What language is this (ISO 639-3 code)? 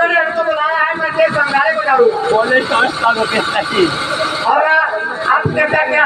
tha